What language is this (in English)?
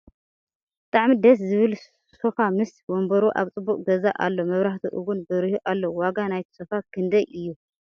Tigrinya